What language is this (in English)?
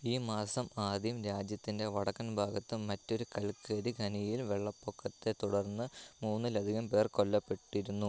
Malayalam